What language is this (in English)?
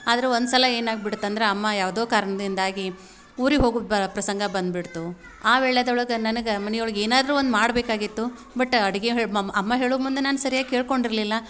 Kannada